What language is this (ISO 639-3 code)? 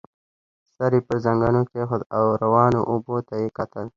pus